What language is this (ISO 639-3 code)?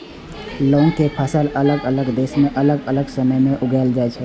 mai